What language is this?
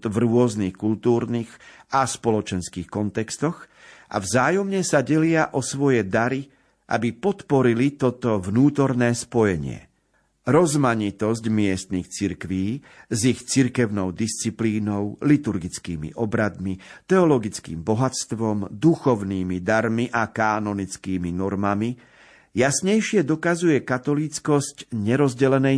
Slovak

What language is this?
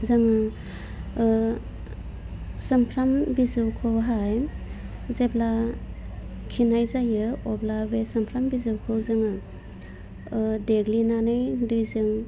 Bodo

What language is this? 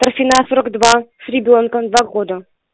Russian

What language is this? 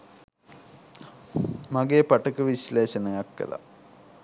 Sinhala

